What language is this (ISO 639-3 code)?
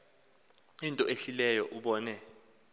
xho